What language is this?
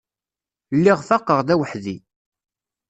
Kabyle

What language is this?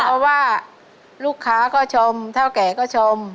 Thai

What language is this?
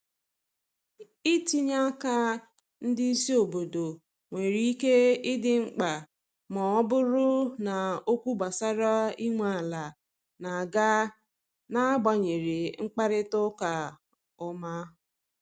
Igbo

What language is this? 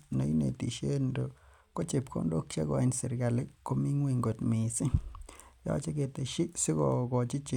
Kalenjin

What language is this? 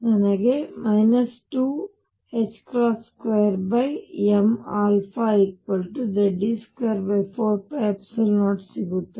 Kannada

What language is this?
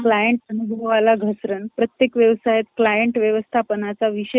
Marathi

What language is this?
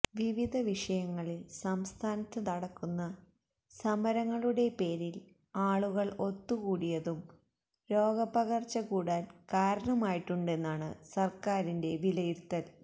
Malayalam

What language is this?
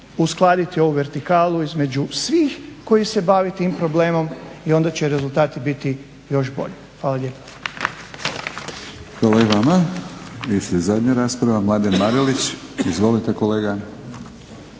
Croatian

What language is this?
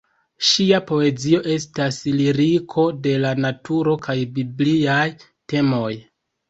Esperanto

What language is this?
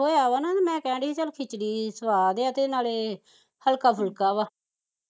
Punjabi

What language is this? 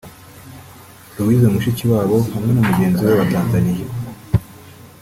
Kinyarwanda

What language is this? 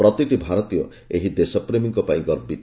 Odia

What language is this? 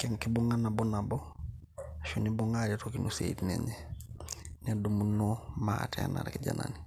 Masai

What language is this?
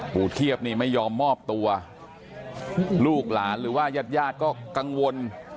Thai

